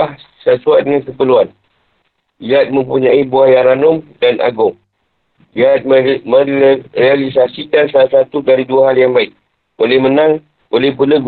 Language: Malay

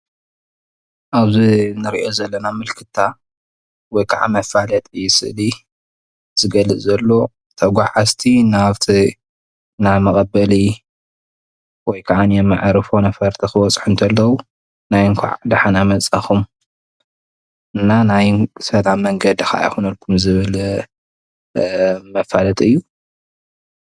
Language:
Tigrinya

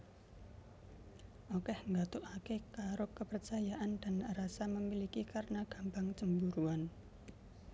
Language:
Javanese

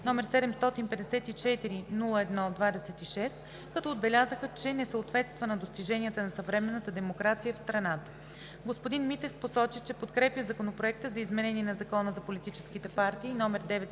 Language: Bulgarian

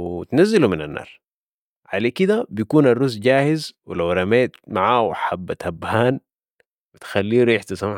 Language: Sudanese Arabic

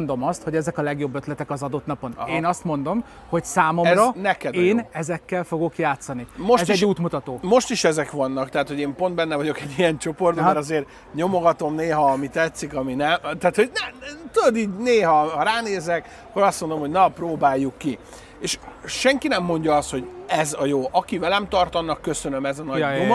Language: Hungarian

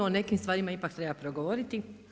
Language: Croatian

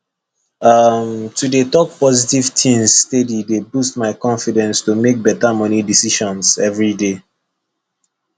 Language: Nigerian Pidgin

